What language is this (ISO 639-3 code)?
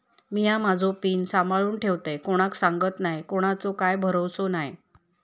mar